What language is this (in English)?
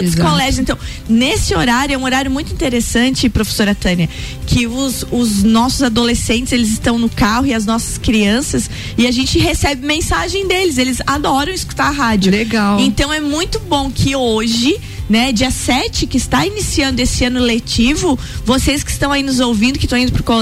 Portuguese